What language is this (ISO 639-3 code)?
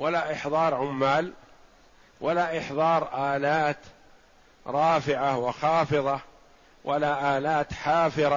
ara